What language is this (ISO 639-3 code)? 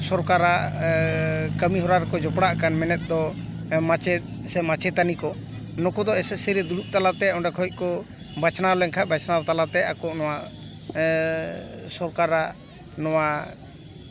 sat